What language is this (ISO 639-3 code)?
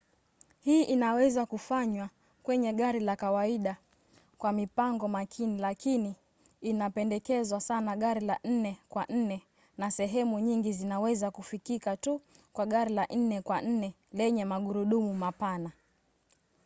swa